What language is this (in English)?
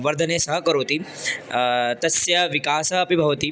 Sanskrit